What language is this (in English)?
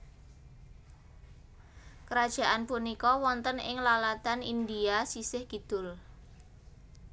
Javanese